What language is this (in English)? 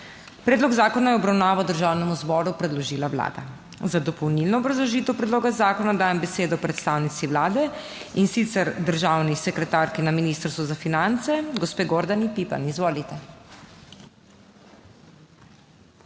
Slovenian